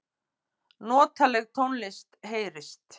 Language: Icelandic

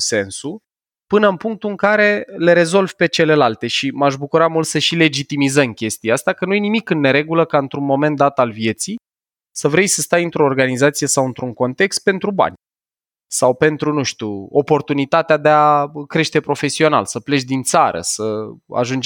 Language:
Romanian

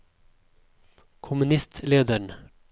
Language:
Norwegian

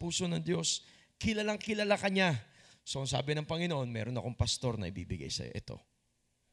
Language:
Filipino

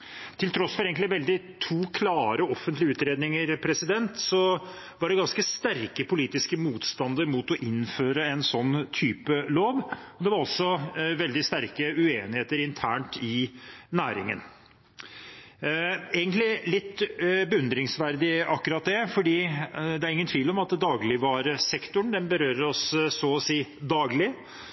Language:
Norwegian Bokmål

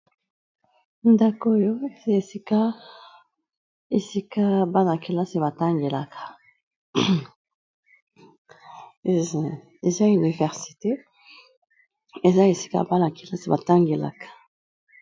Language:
Lingala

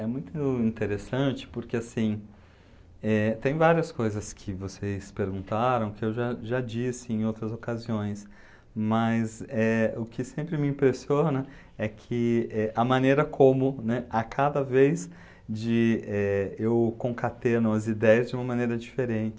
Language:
Portuguese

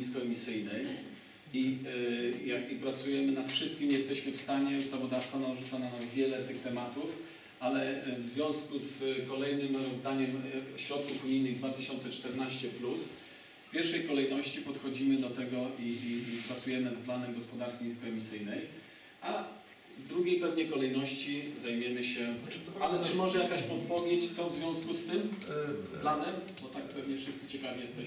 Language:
Polish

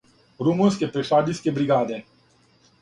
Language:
Serbian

